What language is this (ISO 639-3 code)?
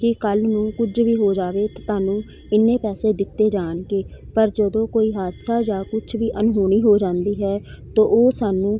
pan